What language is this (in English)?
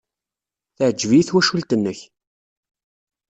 Kabyle